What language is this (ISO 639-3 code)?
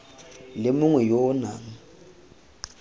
tsn